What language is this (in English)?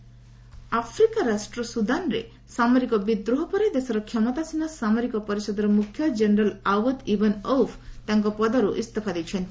Odia